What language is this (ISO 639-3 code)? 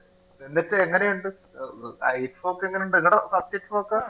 mal